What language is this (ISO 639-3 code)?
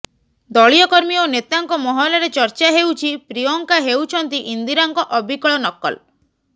ori